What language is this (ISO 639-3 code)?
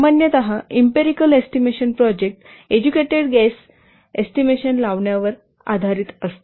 mar